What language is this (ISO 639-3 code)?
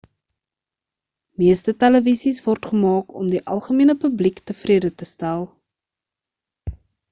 afr